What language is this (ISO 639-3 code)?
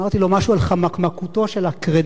heb